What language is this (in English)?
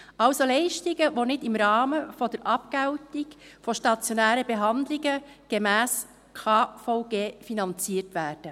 Swiss German